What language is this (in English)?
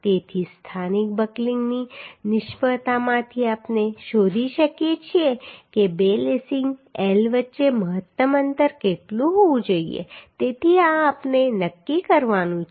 Gujarati